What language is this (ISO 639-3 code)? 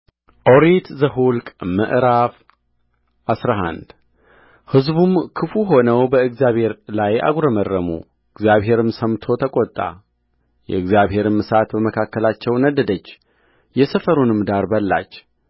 amh